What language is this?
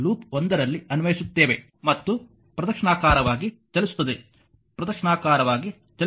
Kannada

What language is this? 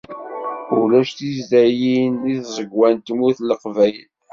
Kabyle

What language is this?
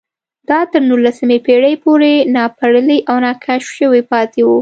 Pashto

